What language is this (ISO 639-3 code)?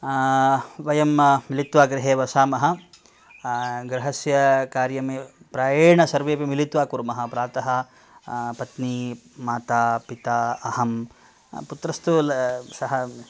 san